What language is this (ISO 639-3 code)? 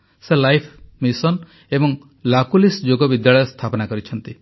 ori